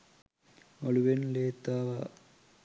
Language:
Sinhala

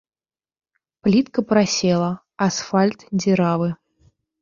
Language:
Belarusian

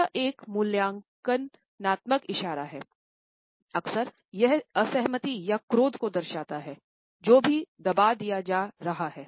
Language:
Hindi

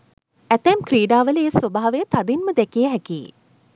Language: Sinhala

